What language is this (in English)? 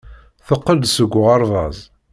Kabyle